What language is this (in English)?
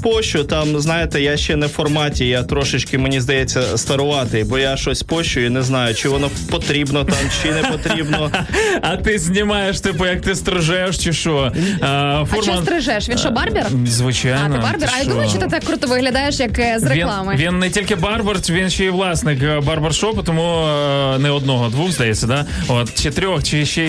Ukrainian